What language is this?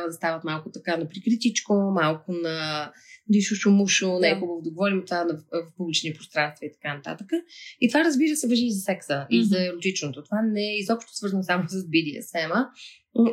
Bulgarian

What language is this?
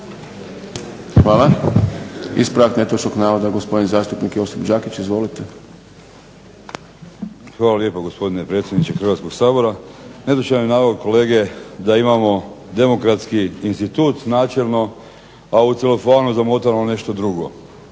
Croatian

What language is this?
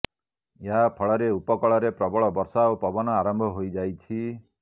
Odia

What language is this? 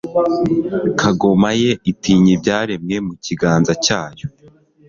Kinyarwanda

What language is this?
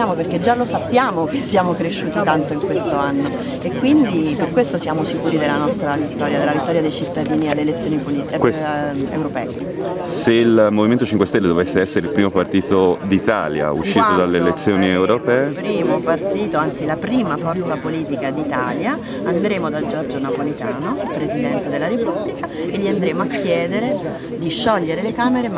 Italian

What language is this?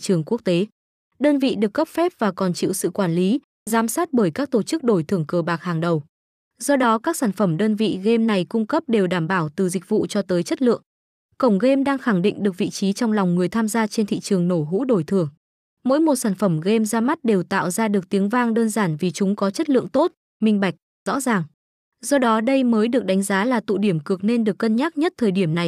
Vietnamese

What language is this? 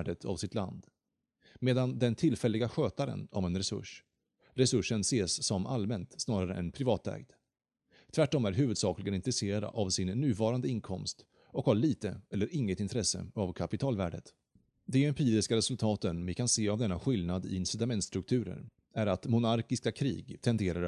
Swedish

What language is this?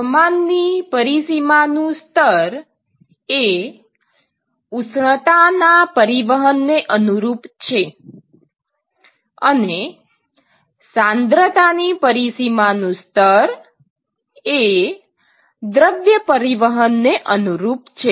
Gujarati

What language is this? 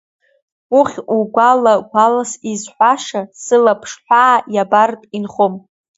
Abkhazian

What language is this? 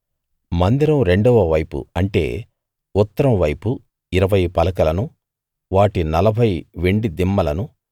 Telugu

